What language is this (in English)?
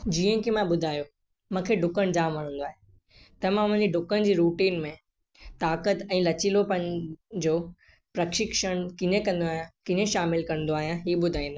Sindhi